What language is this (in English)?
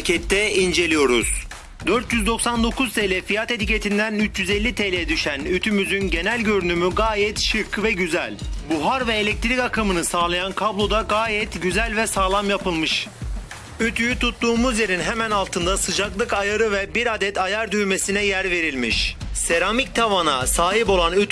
Turkish